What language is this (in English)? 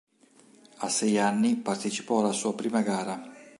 Italian